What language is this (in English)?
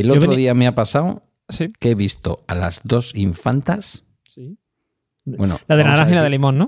Spanish